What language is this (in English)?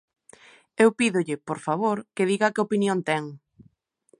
Galician